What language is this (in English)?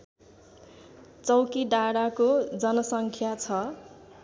Nepali